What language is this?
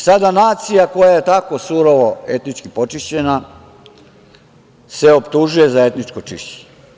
Serbian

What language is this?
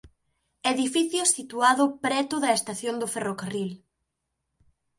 Galician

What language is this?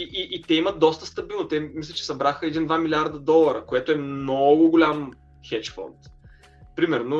Bulgarian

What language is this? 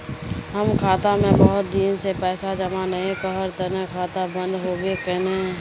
Magahi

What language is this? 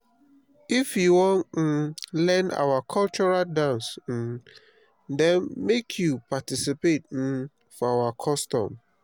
Nigerian Pidgin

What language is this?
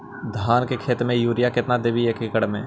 Magahi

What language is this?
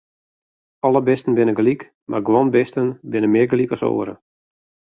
Western Frisian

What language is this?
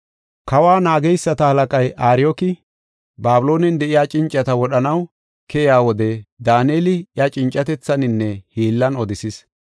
Gofa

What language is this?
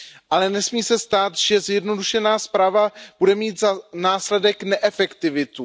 Czech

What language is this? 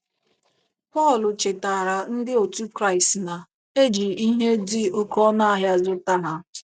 Igbo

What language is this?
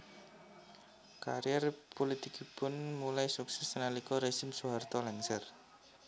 Javanese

